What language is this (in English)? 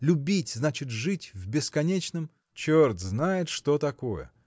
Russian